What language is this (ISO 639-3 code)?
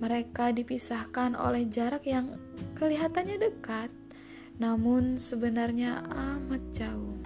ind